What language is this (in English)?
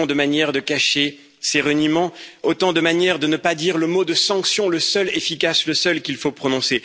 French